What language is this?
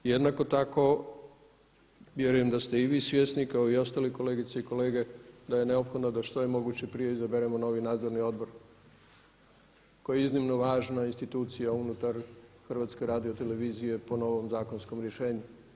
Croatian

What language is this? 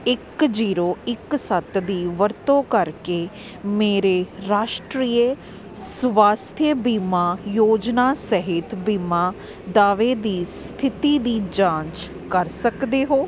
Punjabi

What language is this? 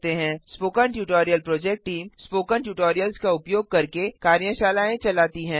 Hindi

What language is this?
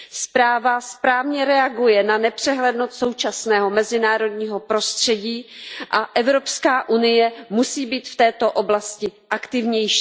Czech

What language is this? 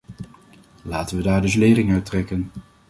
Dutch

